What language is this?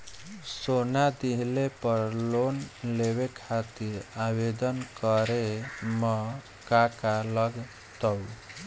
Bhojpuri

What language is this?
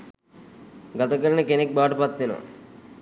Sinhala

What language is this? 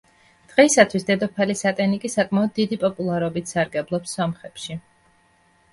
Georgian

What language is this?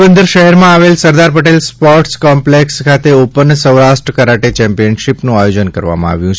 Gujarati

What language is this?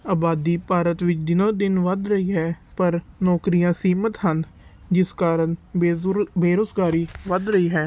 Punjabi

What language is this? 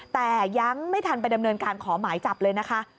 Thai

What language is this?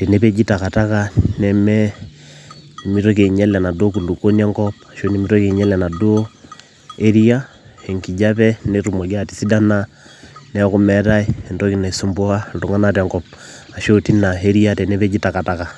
Masai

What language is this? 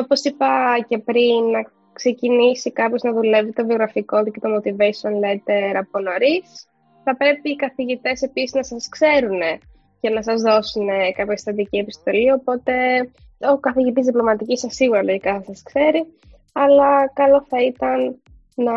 Greek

